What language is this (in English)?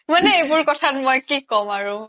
Assamese